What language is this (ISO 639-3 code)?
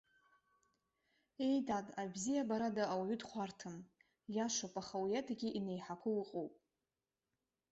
abk